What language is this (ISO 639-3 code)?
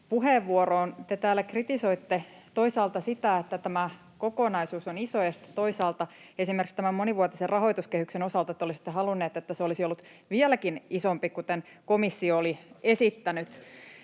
fin